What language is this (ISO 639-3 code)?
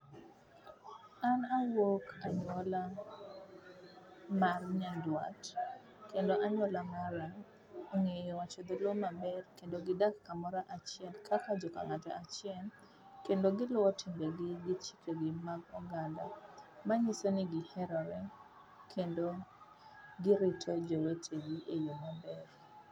luo